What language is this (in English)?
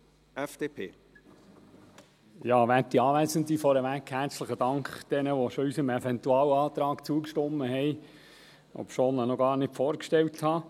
Swiss German